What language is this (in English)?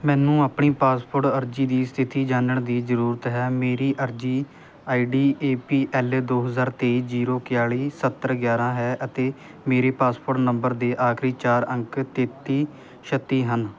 Punjabi